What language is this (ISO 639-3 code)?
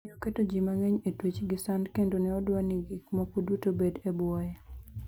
luo